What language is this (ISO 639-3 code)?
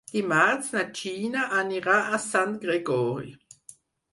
cat